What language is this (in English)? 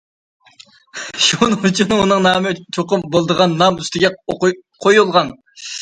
Uyghur